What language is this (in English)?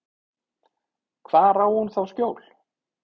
Icelandic